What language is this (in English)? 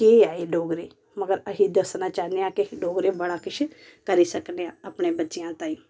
Dogri